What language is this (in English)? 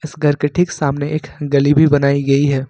Hindi